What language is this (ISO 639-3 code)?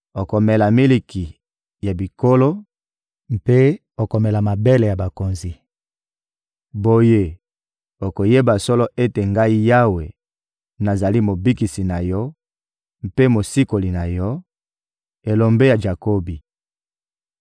lin